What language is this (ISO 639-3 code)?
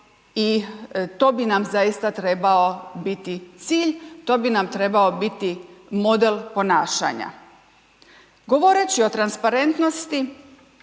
hrv